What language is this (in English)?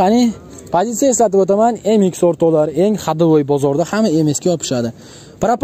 Turkish